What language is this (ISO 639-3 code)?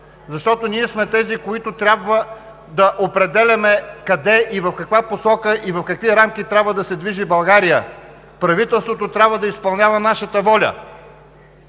bul